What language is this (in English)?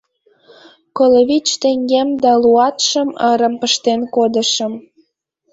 Mari